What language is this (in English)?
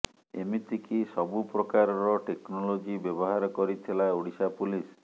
Odia